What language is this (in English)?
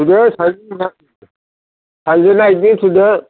Bodo